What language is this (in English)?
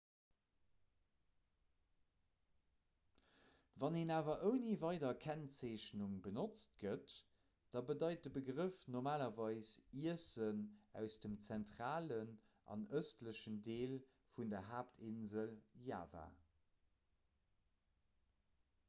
Luxembourgish